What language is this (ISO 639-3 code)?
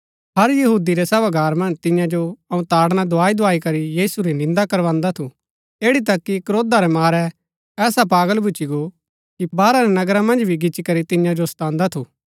gbk